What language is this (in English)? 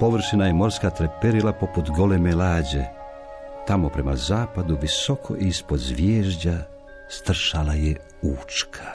Croatian